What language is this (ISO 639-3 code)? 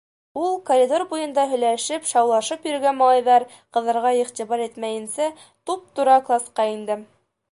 bak